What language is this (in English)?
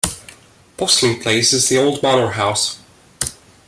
English